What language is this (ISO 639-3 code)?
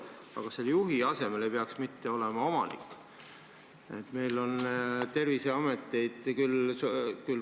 est